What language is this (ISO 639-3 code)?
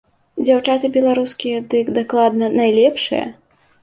bel